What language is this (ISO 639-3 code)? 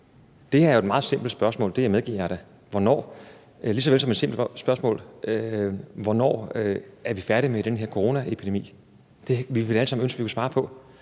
dan